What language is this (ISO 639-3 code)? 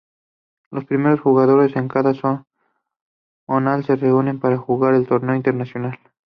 spa